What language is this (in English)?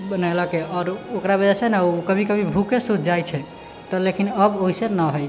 Maithili